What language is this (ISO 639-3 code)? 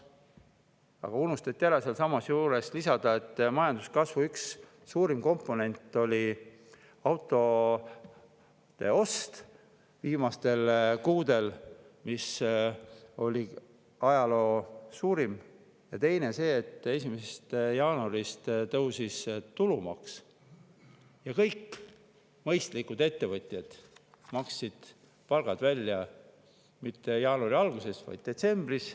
est